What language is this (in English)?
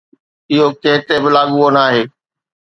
Sindhi